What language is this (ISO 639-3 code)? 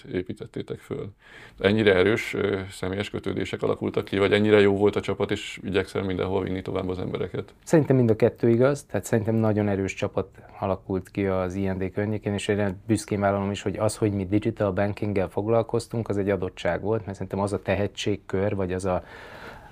hun